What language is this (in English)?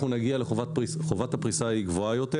Hebrew